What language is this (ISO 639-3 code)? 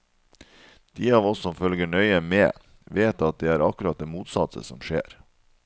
nor